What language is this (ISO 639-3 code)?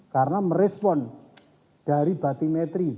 ind